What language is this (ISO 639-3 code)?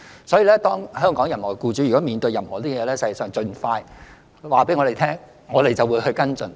yue